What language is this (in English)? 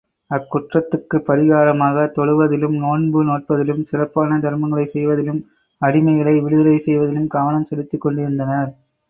Tamil